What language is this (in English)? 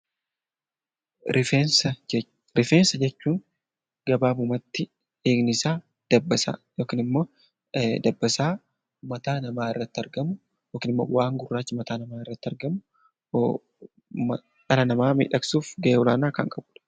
Oromo